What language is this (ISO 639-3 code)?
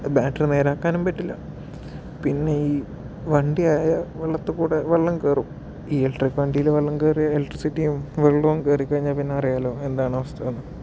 mal